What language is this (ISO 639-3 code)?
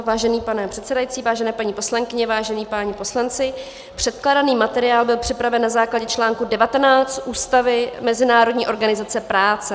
ces